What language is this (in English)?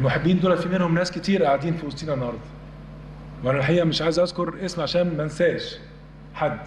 Arabic